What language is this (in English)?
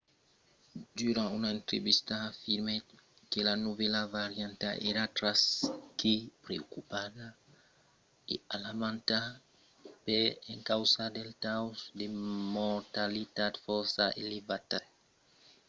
Occitan